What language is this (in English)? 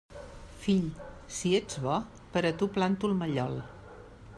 Catalan